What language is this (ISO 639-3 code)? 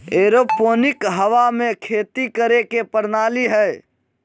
mag